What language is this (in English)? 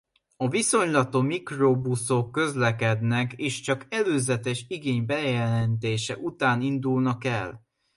Hungarian